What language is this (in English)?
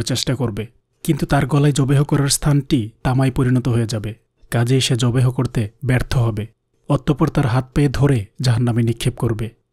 Romanian